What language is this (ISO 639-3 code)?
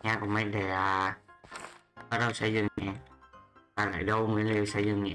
vie